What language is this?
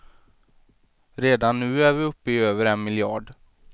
Swedish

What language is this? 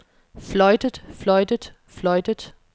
Danish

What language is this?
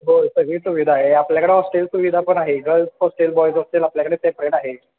Marathi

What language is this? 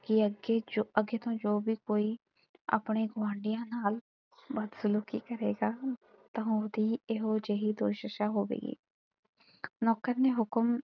Punjabi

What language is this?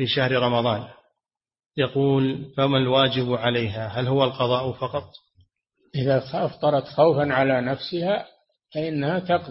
Arabic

